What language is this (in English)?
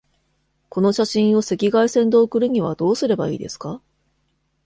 Japanese